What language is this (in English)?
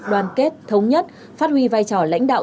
Vietnamese